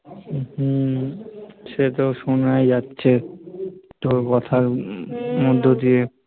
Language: Bangla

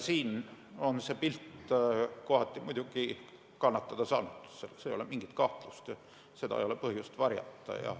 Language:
Estonian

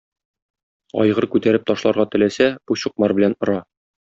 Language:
Tatar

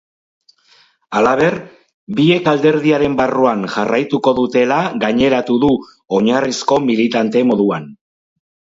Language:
Basque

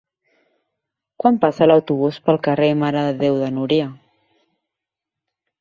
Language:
Catalan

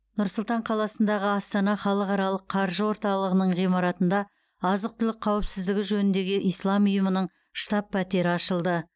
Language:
Kazakh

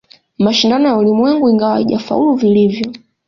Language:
Swahili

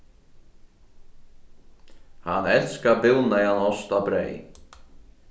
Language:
Faroese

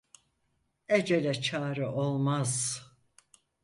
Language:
Turkish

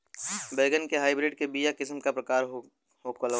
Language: Bhojpuri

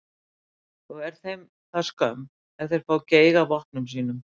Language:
Icelandic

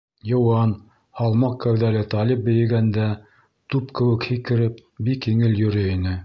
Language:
Bashkir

